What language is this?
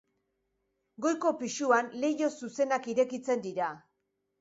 Basque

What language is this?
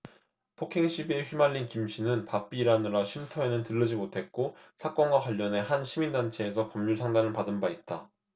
Korean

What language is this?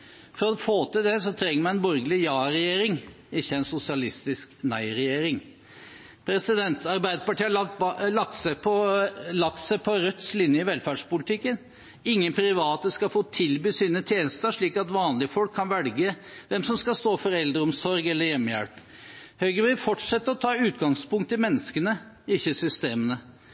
Norwegian Bokmål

